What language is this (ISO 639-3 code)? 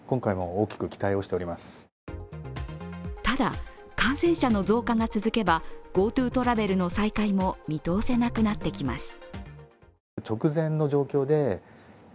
jpn